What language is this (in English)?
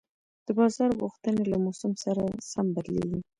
Pashto